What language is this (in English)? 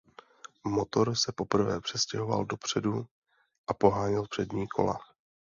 Czech